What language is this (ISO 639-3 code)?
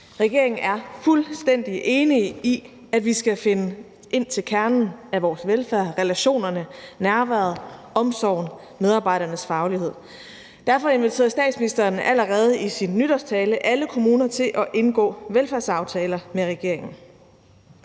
dan